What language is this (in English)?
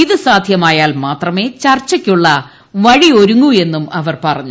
Malayalam